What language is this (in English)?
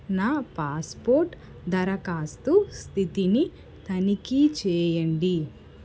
Telugu